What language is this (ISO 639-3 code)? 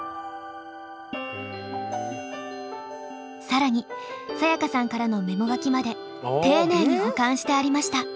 jpn